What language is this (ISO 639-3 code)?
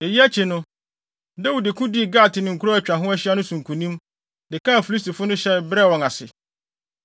aka